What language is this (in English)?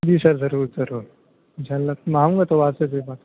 Urdu